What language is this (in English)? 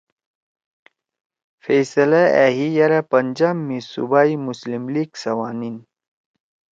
Torwali